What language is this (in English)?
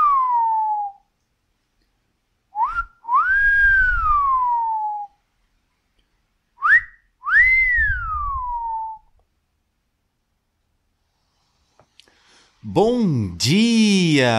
Portuguese